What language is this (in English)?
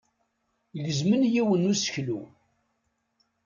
Kabyle